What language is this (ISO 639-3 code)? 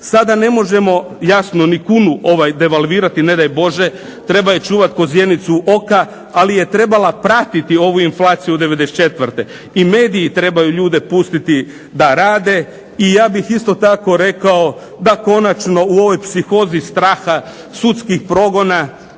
hrv